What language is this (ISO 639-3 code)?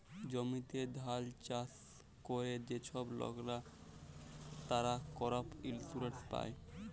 ben